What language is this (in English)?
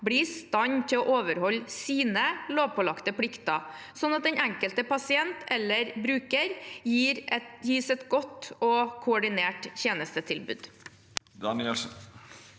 Norwegian